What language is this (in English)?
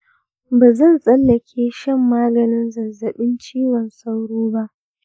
Hausa